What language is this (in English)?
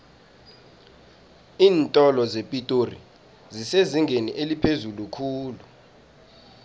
South Ndebele